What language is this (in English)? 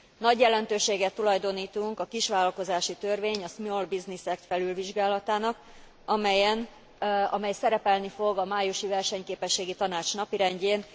Hungarian